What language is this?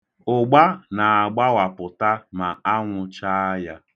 Igbo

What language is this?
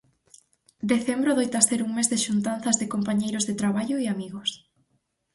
Galician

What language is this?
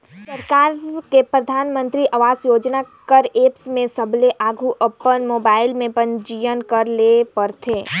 Chhattisgarhi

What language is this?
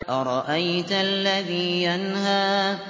Arabic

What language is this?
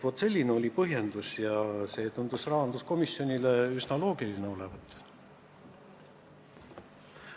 Estonian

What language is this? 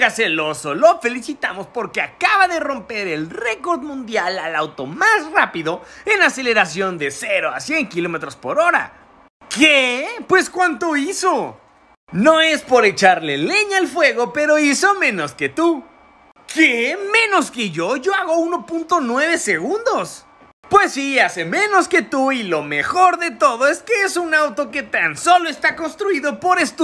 Spanish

